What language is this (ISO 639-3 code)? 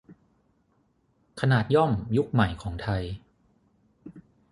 tha